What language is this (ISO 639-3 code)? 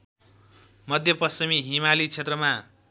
nep